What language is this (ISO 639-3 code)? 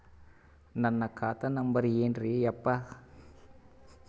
kan